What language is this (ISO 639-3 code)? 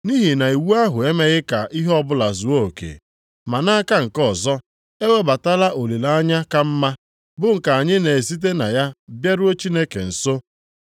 ibo